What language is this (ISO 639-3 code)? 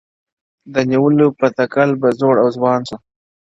pus